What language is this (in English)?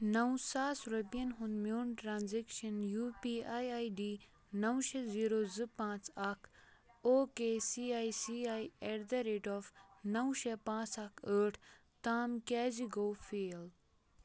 Kashmiri